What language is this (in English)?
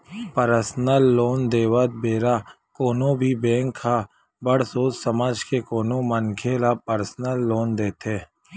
Chhattisgarhi